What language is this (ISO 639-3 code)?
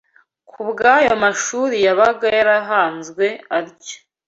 kin